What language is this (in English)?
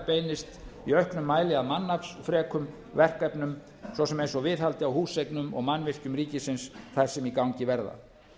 Icelandic